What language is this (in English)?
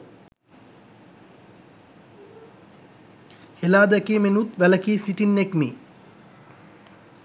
Sinhala